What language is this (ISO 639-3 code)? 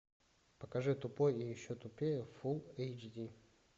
rus